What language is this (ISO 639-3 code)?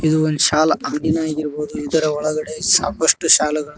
kan